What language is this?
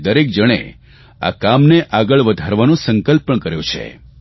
Gujarati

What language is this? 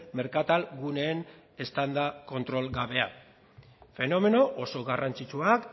Basque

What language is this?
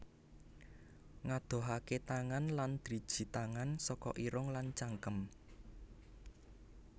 Javanese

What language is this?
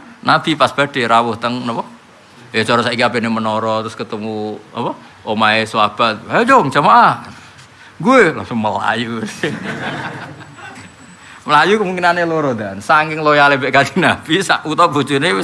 Indonesian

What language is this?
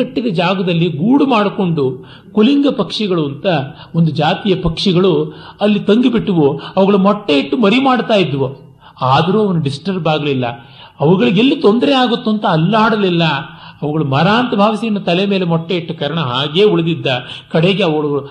Kannada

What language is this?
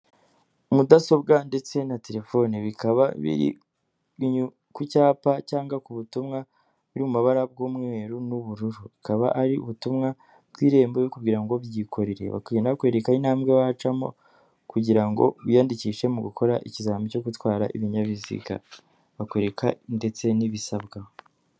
Kinyarwanda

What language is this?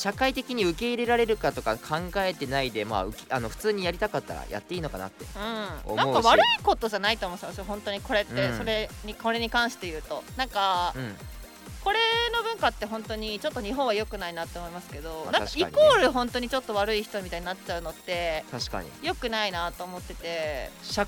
Japanese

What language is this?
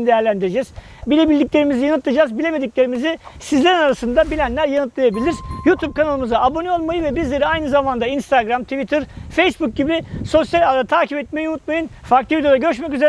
Turkish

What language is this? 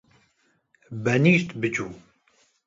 Kurdish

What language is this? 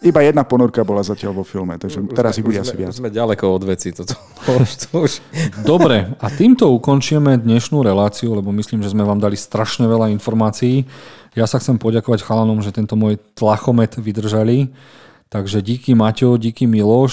Slovak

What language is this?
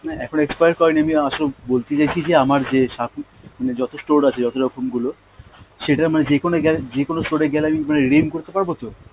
Bangla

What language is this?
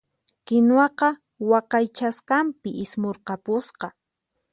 Puno Quechua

